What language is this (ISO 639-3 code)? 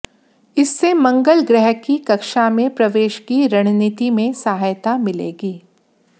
hin